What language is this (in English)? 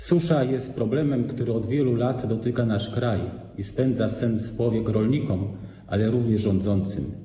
Polish